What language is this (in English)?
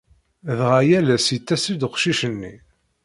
Kabyle